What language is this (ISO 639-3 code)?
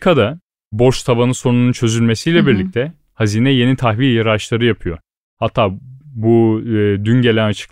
tur